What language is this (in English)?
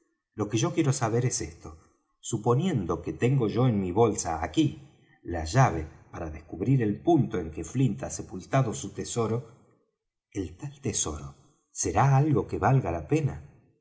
Spanish